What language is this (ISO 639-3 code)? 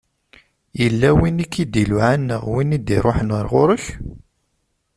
kab